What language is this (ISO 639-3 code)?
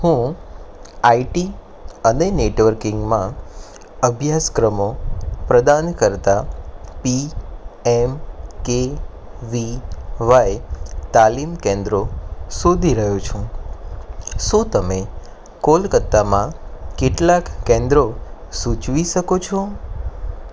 guj